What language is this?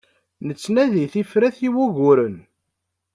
Kabyle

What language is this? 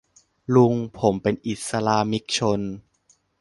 Thai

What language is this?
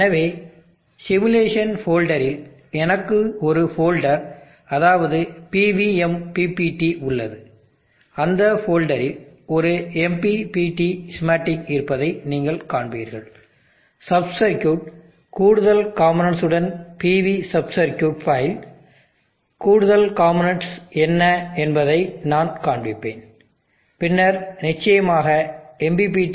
Tamil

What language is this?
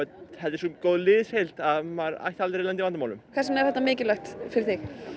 Icelandic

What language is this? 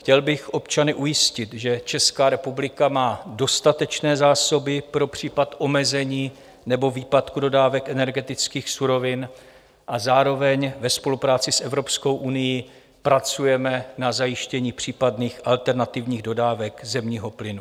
Czech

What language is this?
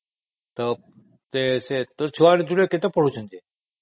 Odia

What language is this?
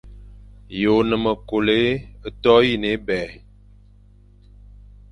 Fang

